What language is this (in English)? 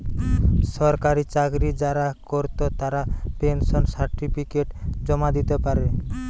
Bangla